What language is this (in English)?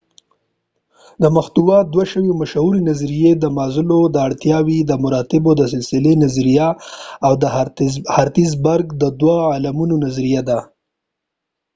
Pashto